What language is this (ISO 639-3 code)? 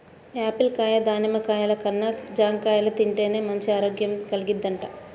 tel